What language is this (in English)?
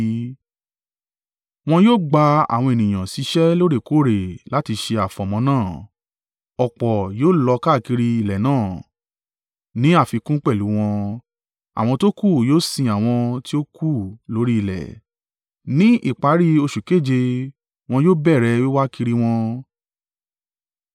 Yoruba